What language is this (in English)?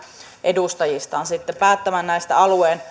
Finnish